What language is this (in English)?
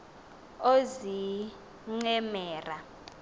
Xhosa